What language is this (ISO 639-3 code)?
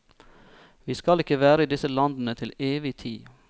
nor